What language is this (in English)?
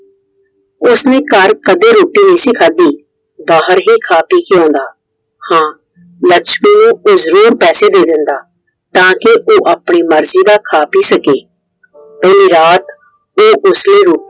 Punjabi